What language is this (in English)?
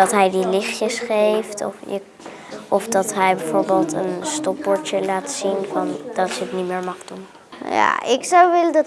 Dutch